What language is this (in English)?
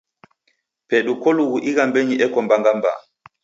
Taita